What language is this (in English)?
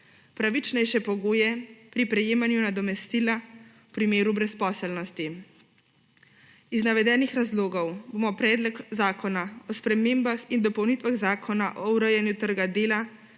Slovenian